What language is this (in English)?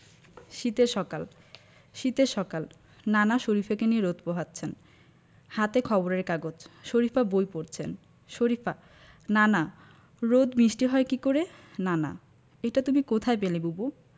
Bangla